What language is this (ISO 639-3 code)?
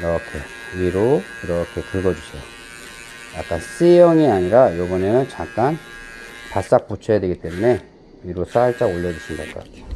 kor